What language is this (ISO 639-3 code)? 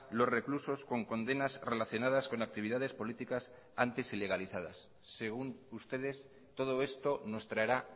spa